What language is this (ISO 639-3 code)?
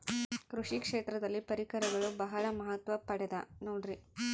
kan